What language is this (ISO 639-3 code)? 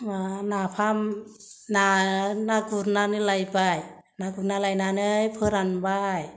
brx